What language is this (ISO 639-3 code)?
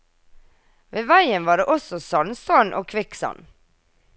nor